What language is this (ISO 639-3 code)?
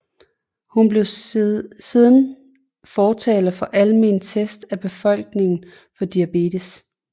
dan